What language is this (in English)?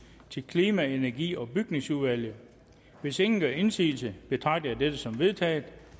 Danish